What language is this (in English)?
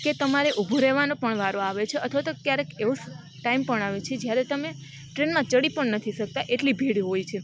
Gujarati